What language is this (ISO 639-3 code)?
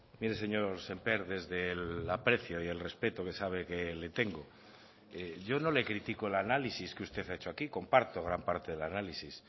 spa